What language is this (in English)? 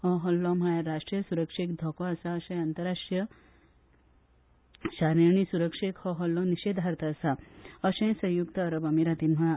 Konkani